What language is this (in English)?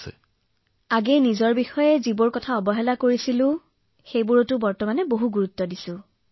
Assamese